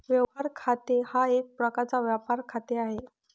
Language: Marathi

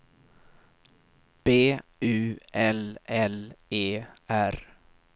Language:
Swedish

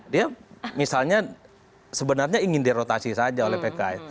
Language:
Indonesian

